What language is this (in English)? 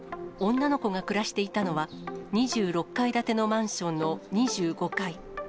Japanese